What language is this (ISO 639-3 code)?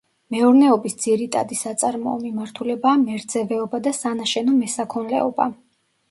kat